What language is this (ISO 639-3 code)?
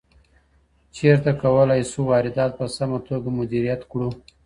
pus